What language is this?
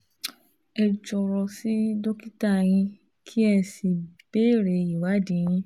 Yoruba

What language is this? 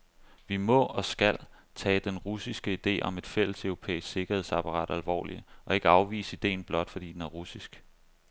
Danish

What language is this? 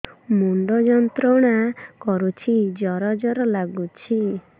Odia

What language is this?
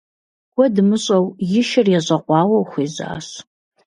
Kabardian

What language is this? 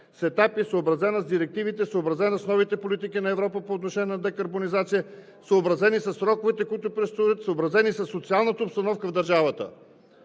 Bulgarian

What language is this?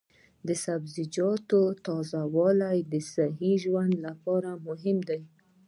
Pashto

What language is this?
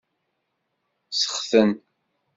Kabyle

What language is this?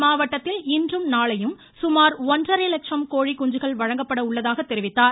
Tamil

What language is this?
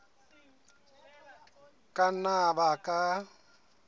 Southern Sotho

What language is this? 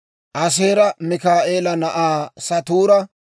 Dawro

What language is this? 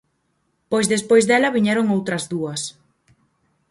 Galician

